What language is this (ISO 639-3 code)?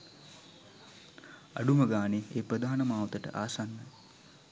sin